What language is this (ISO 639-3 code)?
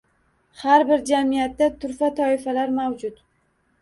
uzb